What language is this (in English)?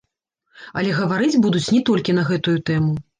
Belarusian